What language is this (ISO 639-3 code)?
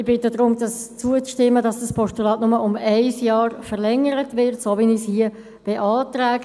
gsw